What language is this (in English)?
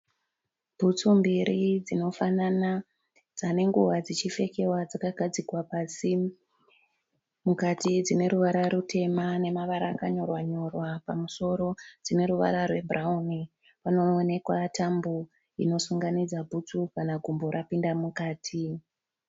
Shona